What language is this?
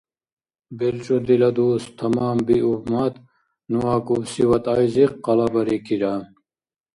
Dargwa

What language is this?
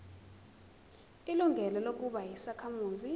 Zulu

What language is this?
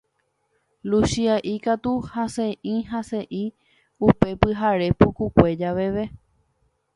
Guarani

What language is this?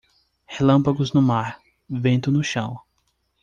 Portuguese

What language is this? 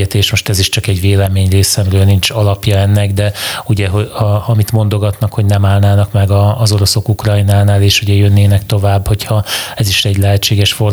Hungarian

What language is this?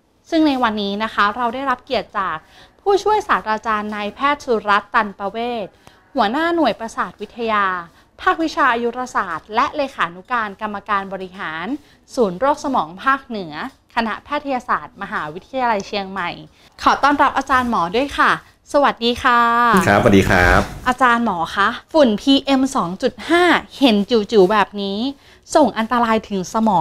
Thai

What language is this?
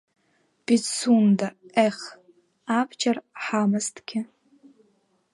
Abkhazian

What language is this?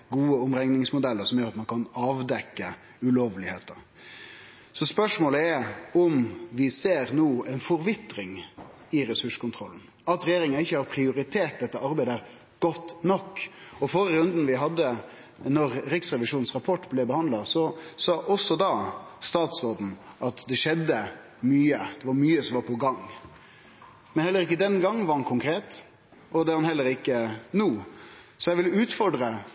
Norwegian Nynorsk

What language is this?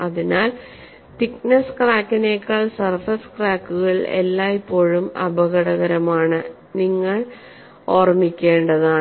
Malayalam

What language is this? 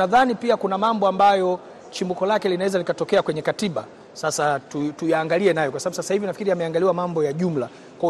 Swahili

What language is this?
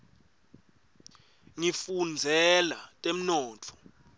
Swati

